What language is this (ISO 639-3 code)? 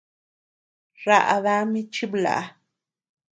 cux